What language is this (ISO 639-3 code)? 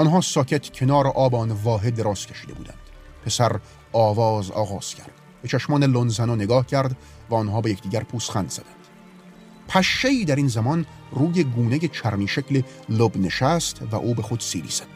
fas